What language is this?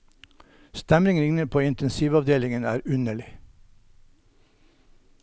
Norwegian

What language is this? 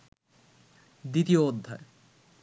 Bangla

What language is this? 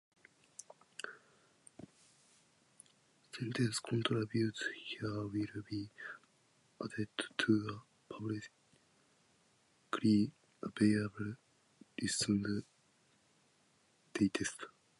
Japanese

